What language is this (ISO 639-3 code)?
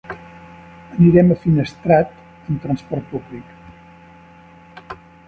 cat